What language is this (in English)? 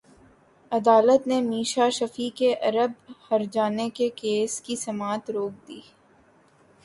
Urdu